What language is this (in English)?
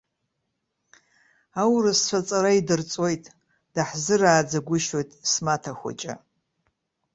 Abkhazian